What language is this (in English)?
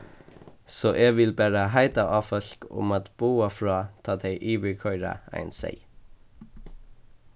Faroese